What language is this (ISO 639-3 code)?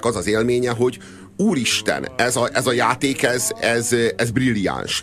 hun